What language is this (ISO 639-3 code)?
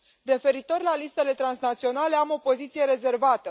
ron